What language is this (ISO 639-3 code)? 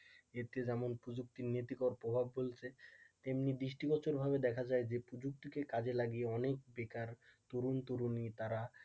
ben